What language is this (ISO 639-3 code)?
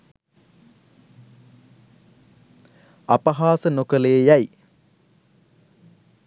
sin